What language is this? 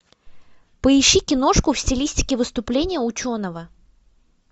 Russian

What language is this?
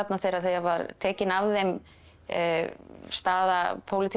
Icelandic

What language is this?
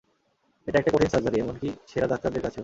Bangla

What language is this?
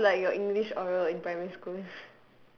English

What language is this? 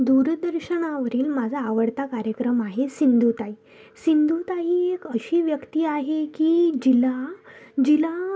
Marathi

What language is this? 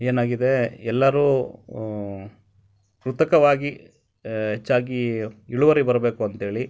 Kannada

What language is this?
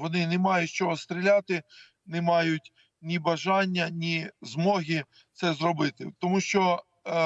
Ukrainian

